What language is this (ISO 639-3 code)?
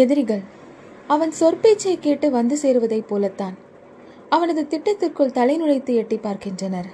tam